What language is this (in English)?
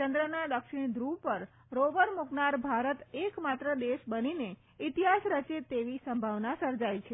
Gujarati